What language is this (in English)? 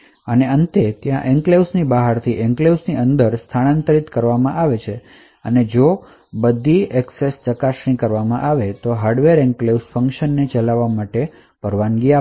Gujarati